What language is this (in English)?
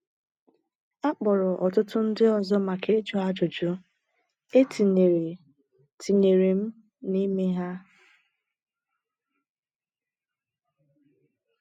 Igbo